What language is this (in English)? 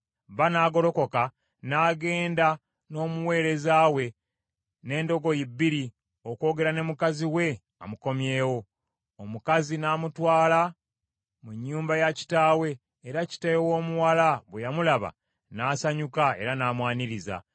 Ganda